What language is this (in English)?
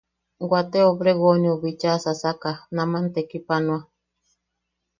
Yaqui